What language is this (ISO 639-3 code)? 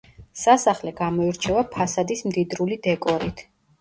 kat